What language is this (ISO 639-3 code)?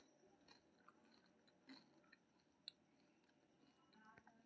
mai